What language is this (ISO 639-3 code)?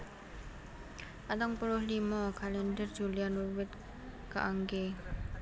jav